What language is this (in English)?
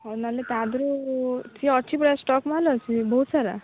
Odia